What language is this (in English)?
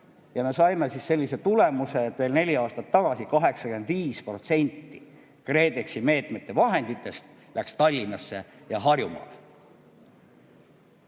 Estonian